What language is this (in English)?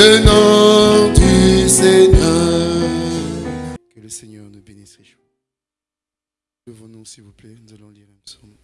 French